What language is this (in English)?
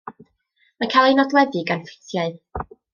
Welsh